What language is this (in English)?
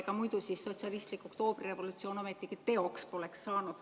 Estonian